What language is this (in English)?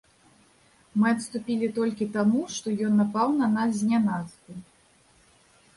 Belarusian